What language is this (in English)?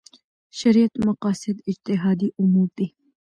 Pashto